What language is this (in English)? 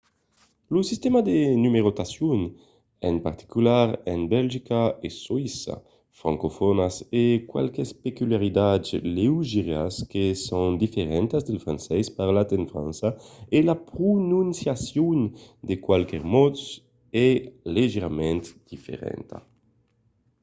Occitan